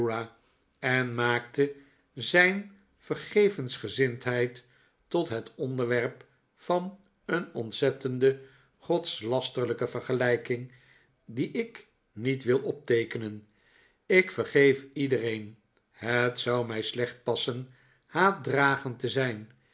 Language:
Dutch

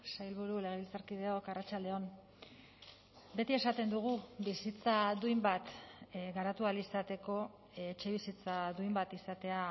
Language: Basque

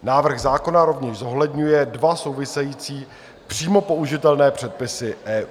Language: Czech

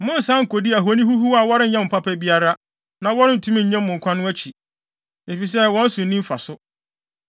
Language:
Akan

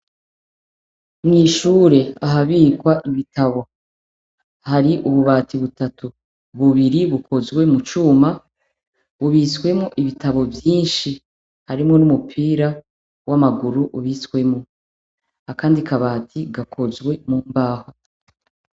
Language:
Rundi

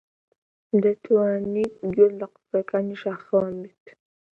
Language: Central Kurdish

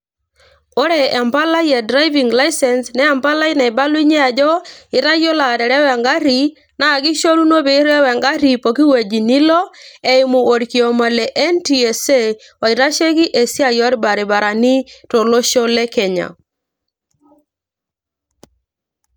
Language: Masai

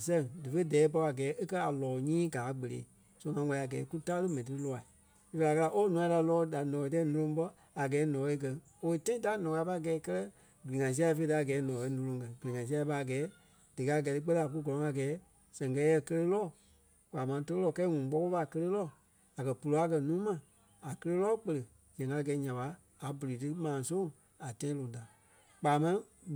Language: Kpelle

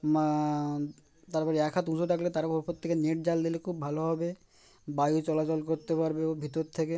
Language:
Bangla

